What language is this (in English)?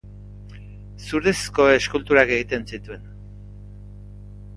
Basque